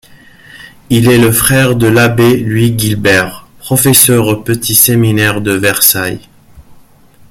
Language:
French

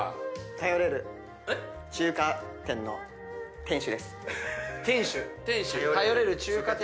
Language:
Japanese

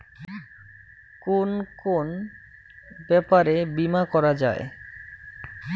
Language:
Bangla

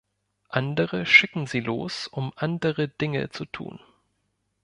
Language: German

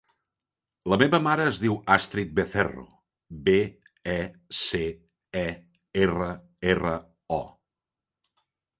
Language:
Catalan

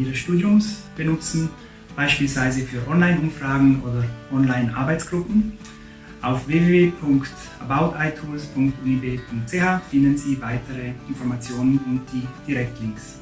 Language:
German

